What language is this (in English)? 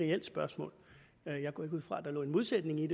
Danish